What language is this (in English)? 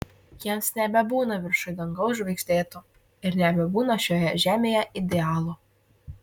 Lithuanian